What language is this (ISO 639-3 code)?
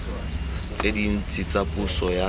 tsn